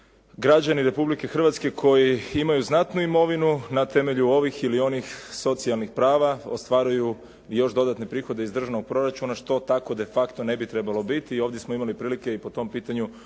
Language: Croatian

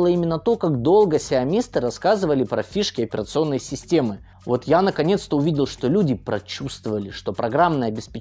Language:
Russian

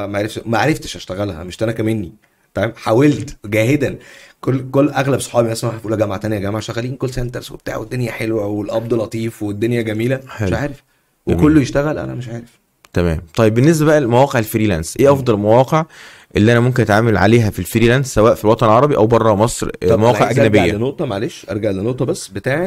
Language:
Arabic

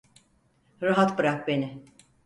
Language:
Turkish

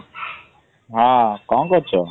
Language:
Odia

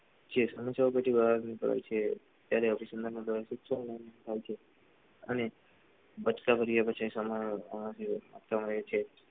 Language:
Gujarati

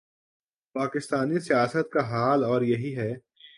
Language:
Urdu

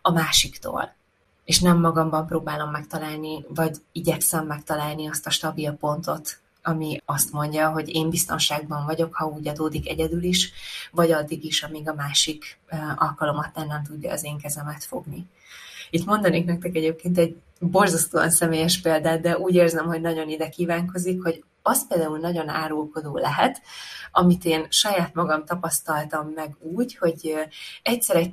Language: Hungarian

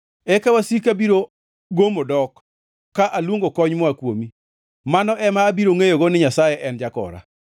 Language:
Luo (Kenya and Tanzania)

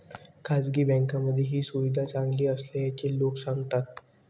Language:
Marathi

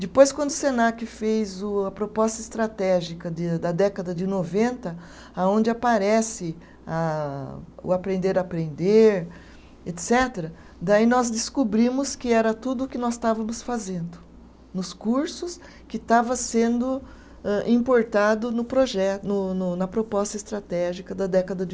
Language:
Portuguese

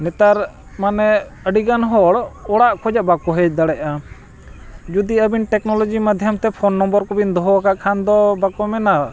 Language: Santali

